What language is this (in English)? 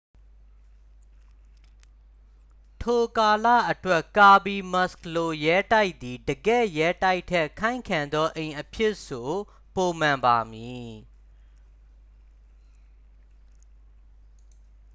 Burmese